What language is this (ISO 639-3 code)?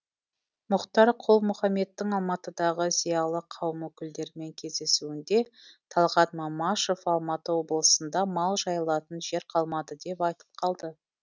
kaz